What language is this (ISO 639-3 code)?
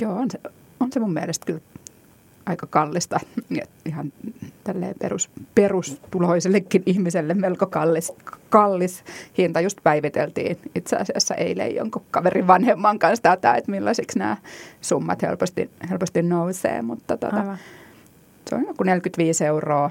fin